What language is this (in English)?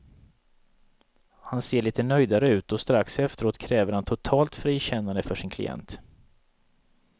Swedish